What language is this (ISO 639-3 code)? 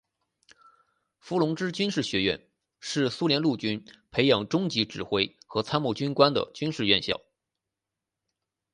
zho